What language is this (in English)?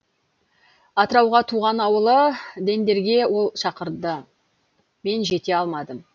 Kazakh